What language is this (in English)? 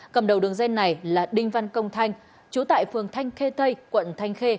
Vietnamese